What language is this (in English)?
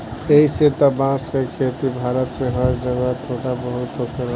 Bhojpuri